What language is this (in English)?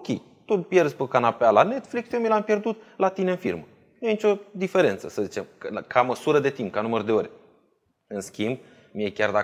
Romanian